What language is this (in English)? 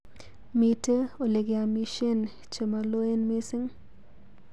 Kalenjin